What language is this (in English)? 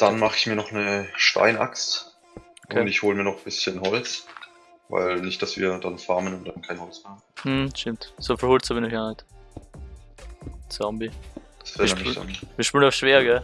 German